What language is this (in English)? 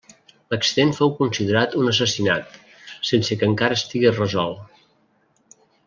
Catalan